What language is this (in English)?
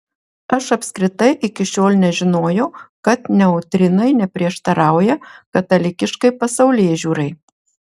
Lithuanian